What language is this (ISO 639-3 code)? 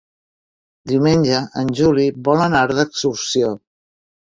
cat